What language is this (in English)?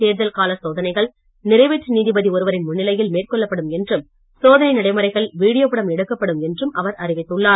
Tamil